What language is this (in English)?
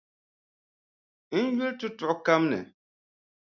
Dagbani